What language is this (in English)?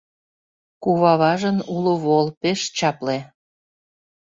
Mari